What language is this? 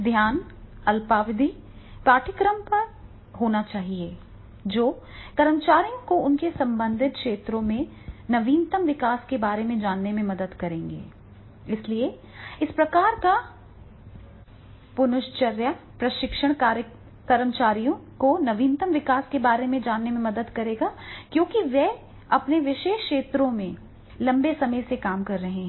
Hindi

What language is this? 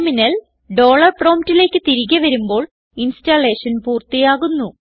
Malayalam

